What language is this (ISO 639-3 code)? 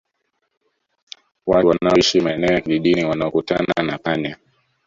swa